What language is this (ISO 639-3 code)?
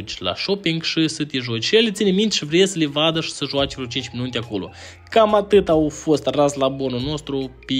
ron